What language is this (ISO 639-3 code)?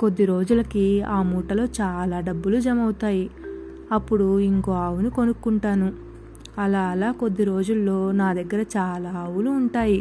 tel